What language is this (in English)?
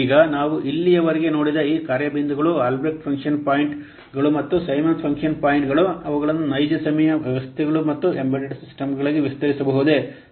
Kannada